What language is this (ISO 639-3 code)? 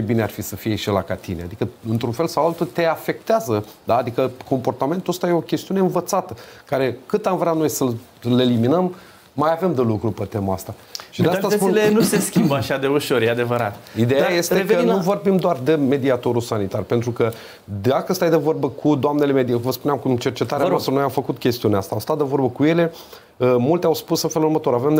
ron